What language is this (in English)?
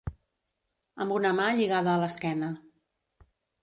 Catalan